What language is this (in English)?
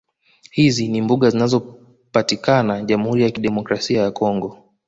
Swahili